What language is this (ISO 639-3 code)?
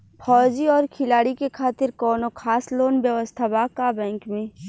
bho